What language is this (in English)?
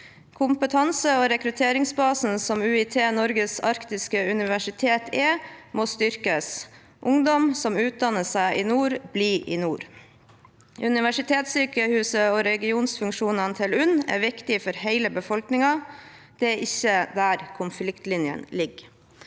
Norwegian